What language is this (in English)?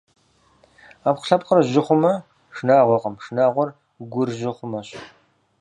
Kabardian